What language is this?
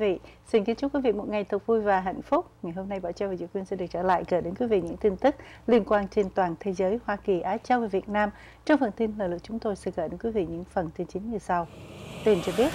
Vietnamese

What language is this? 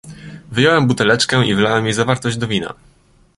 Polish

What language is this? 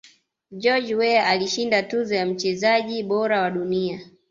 Swahili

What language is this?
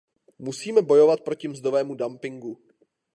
Czech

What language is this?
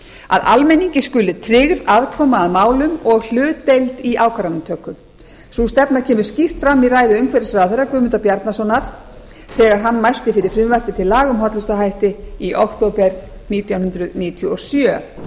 Icelandic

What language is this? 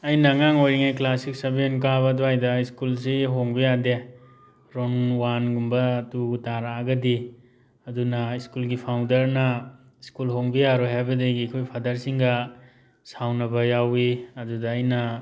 Manipuri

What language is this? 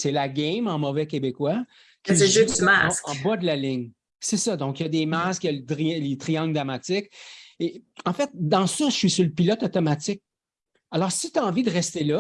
French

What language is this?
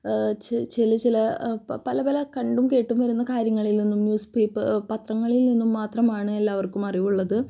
Malayalam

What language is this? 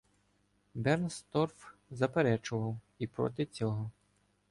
Ukrainian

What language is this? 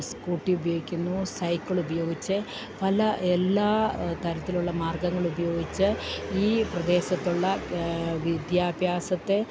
Malayalam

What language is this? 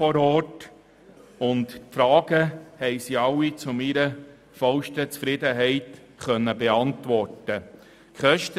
Swiss German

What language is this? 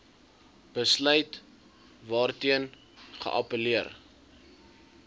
Afrikaans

